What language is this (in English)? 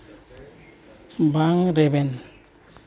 Santali